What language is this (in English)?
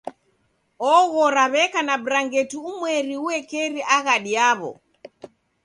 Taita